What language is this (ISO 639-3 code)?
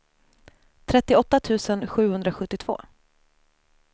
swe